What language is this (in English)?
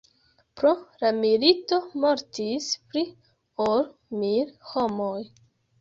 Esperanto